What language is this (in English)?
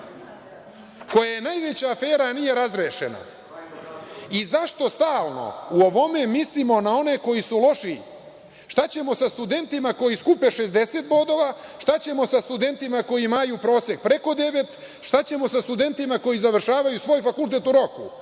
Serbian